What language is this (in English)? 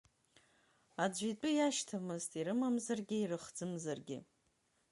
Abkhazian